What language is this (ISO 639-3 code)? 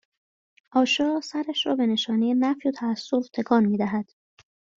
fas